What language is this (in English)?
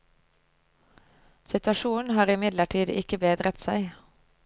Norwegian